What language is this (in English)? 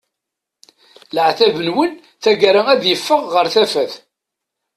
Kabyle